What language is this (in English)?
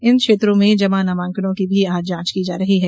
Hindi